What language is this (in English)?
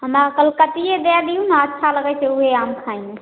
Maithili